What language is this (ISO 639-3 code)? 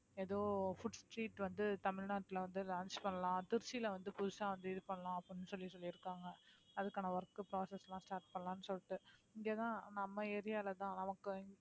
tam